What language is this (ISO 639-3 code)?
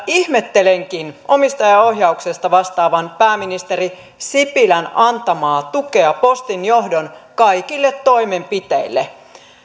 fin